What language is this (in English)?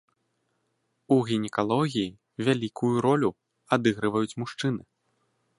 Belarusian